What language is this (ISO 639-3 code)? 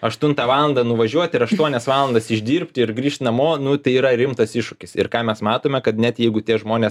lit